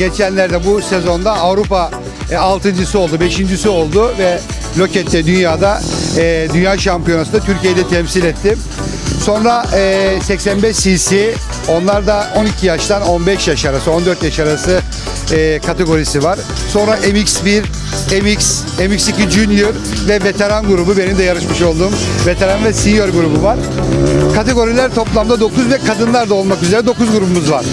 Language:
Turkish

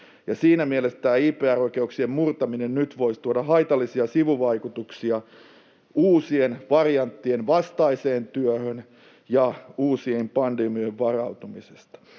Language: Finnish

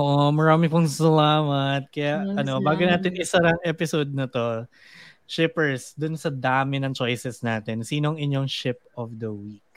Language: Filipino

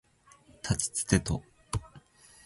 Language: Japanese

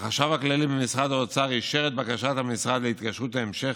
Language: Hebrew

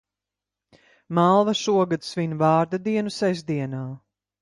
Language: Latvian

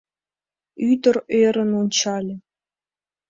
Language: Mari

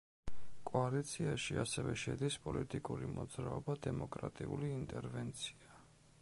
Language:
Georgian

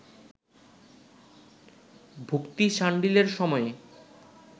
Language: Bangla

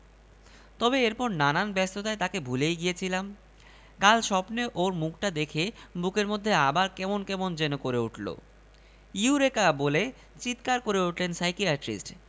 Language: Bangla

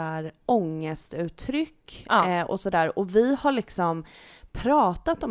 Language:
Swedish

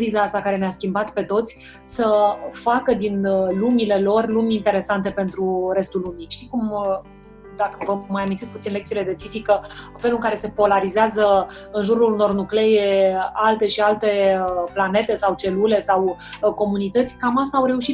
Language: Romanian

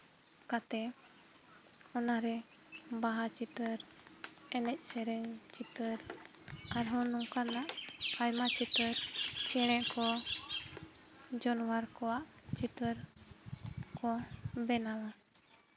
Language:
Santali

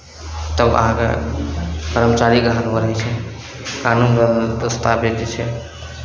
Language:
Maithili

